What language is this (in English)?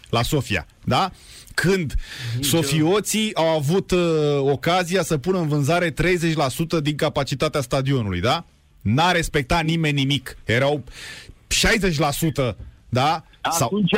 Romanian